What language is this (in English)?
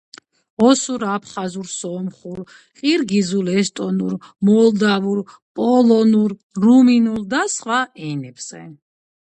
Georgian